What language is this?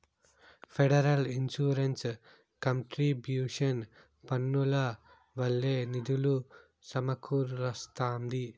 Telugu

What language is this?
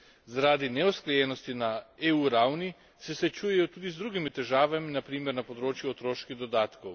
Slovenian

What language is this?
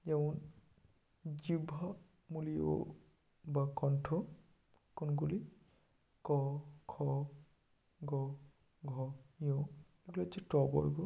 Bangla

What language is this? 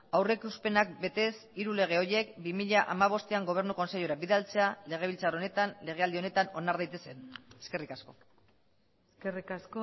Basque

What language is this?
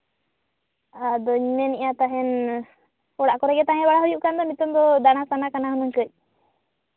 Santali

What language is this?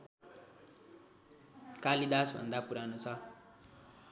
Nepali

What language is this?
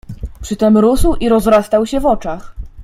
Polish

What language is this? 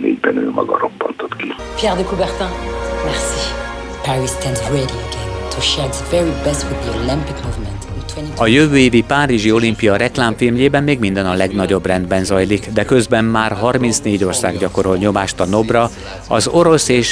Hungarian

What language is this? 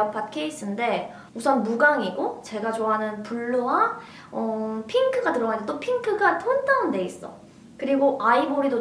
Korean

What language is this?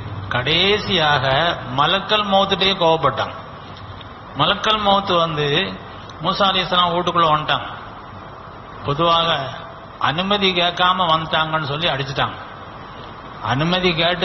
Arabic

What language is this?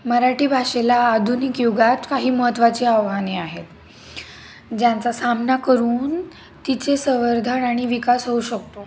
Marathi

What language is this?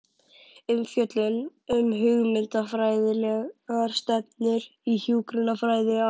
Icelandic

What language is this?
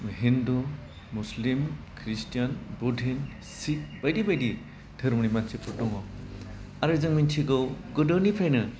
Bodo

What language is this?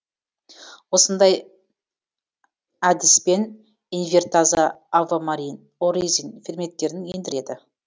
Kazakh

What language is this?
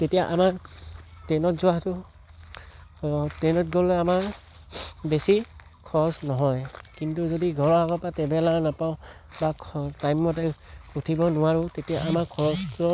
Assamese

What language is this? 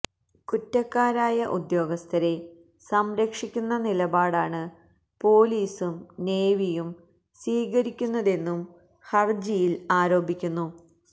Malayalam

